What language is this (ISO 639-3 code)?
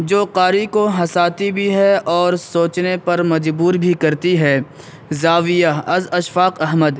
urd